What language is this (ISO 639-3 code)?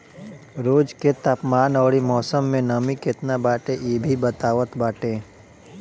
bho